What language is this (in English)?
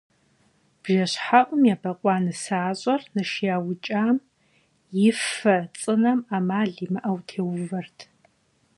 Kabardian